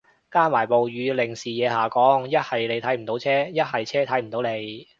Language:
Cantonese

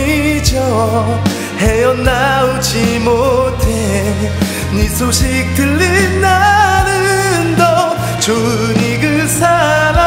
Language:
Korean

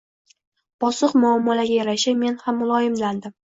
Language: Uzbek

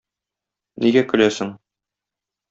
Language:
Tatar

